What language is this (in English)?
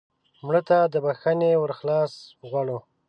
Pashto